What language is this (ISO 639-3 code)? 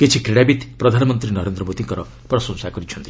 ori